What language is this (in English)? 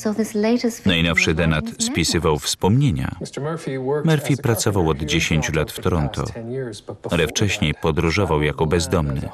Polish